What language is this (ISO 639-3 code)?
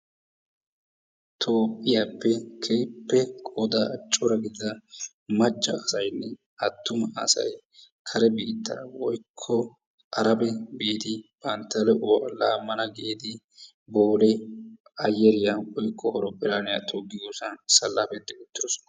wal